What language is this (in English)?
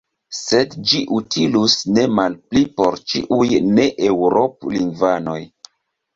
Esperanto